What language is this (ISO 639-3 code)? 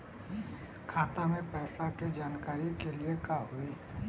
bho